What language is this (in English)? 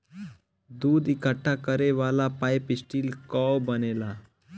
Bhojpuri